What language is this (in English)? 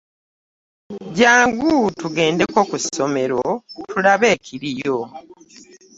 Ganda